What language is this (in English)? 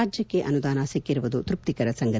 Kannada